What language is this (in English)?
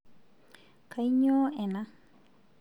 Masai